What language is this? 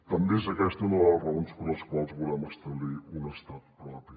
Catalan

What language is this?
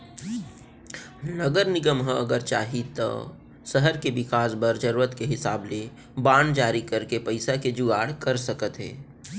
Chhattisgarhi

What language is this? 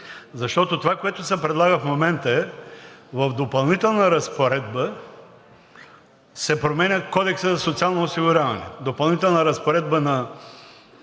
Bulgarian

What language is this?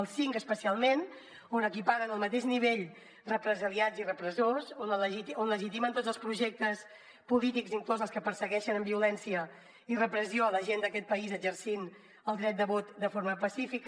Catalan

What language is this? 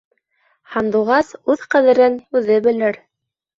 Bashkir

